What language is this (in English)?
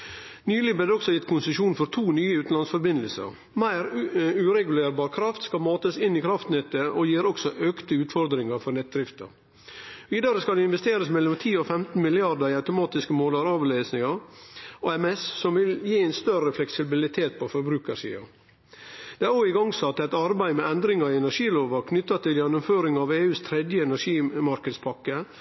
Norwegian Nynorsk